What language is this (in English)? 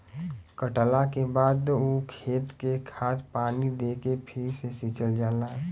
Bhojpuri